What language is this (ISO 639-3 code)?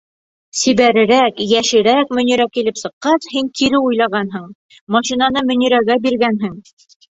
bak